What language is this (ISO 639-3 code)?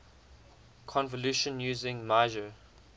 eng